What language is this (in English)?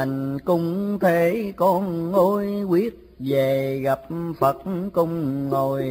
Vietnamese